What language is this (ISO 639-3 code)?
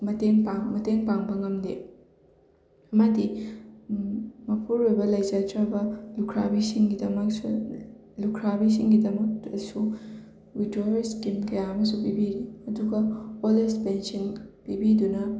mni